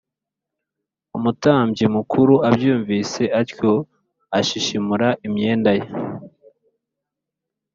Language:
Kinyarwanda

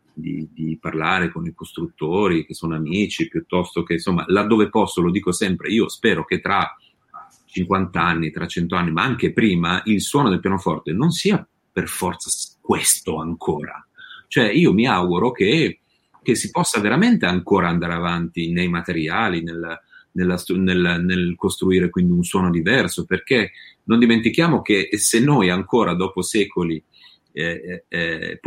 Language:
Italian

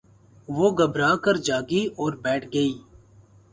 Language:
Urdu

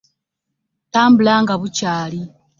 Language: Ganda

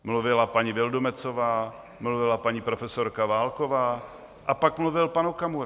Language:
Czech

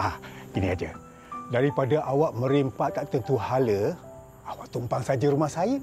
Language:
Malay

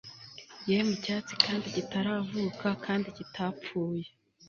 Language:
Kinyarwanda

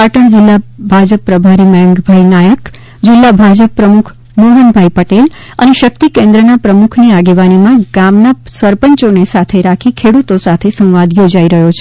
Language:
Gujarati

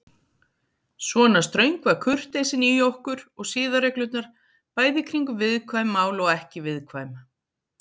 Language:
Icelandic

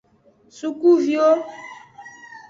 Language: Aja (Benin)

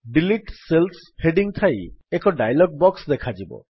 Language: Odia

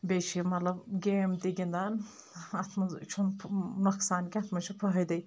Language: Kashmiri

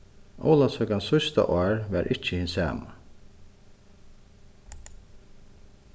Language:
Faroese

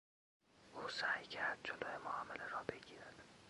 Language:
Persian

